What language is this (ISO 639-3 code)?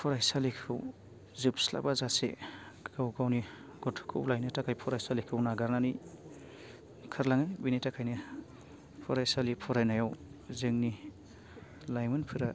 brx